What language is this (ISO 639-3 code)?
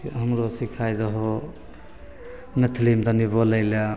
mai